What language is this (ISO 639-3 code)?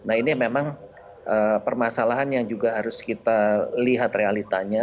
ind